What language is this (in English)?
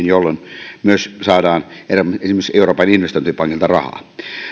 Finnish